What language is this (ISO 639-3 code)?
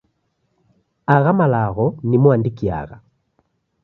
dav